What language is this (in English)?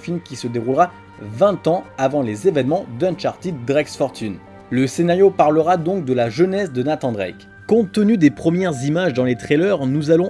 French